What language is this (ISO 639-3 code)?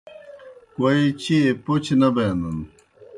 plk